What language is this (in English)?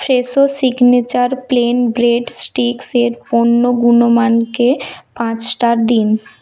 Bangla